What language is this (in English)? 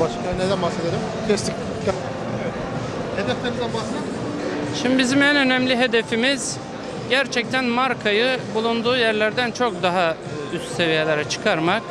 Turkish